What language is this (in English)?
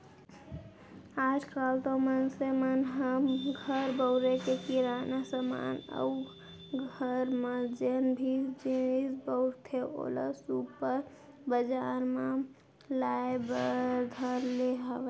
Chhattisgarhi